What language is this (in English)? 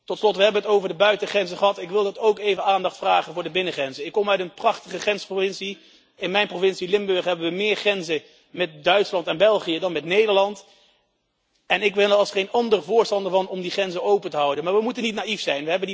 Dutch